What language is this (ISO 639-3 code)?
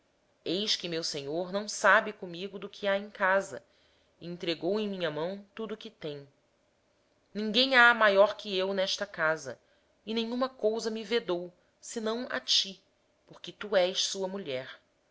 por